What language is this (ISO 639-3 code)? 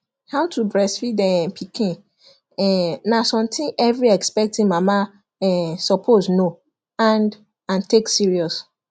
pcm